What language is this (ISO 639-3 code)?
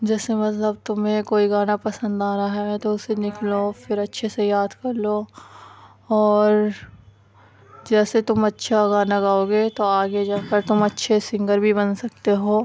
urd